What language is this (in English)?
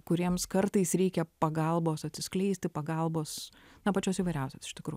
Lithuanian